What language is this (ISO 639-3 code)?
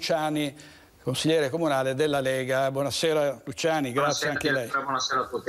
ita